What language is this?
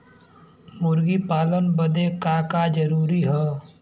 Bhojpuri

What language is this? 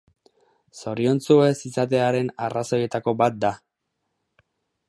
Basque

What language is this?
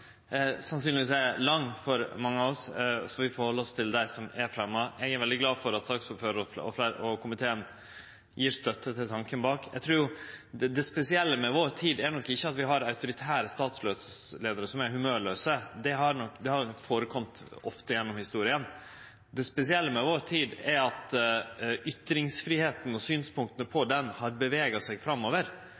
Norwegian Nynorsk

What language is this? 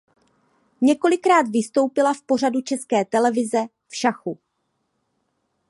Czech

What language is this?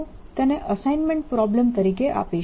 Gujarati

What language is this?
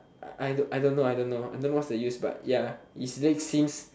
English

